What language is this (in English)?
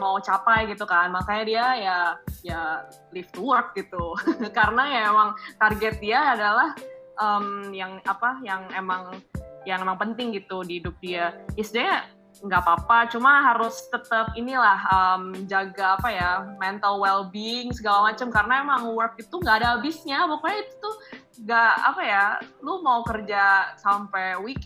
Indonesian